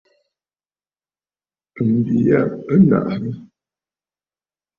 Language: Bafut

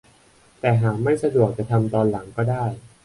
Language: Thai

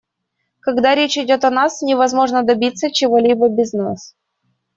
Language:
Russian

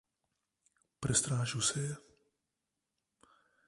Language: Slovenian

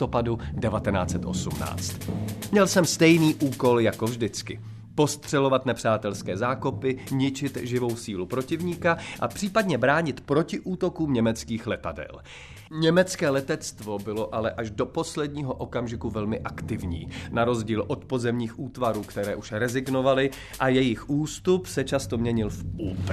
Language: Czech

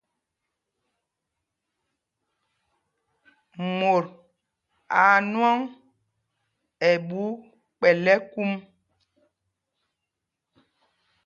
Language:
Mpumpong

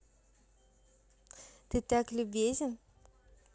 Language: Russian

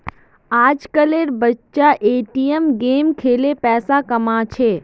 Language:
Magahi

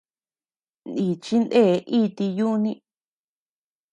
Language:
Tepeuxila Cuicatec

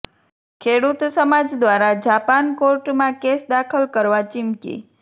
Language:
Gujarati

